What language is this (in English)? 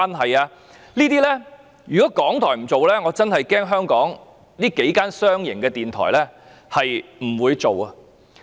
Cantonese